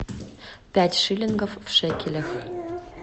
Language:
Russian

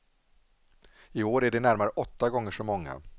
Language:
Swedish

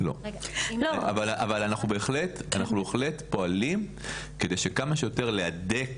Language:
Hebrew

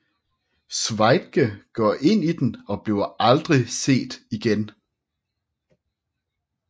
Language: Danish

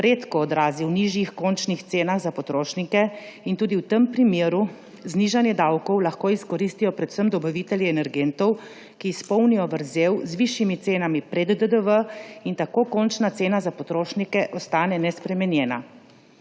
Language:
Slovenian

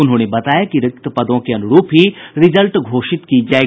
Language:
Hindi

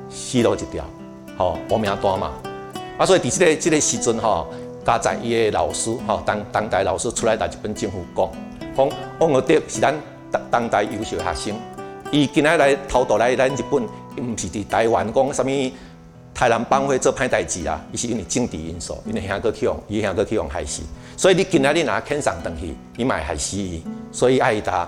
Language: Chinese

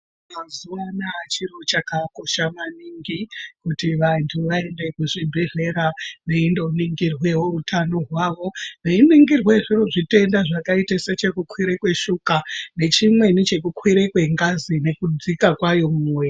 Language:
Ndau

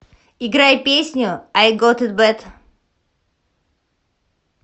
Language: Russian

